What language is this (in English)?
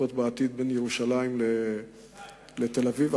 Hebrew